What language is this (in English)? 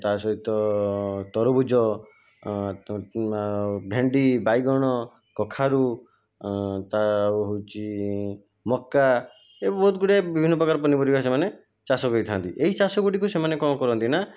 Odia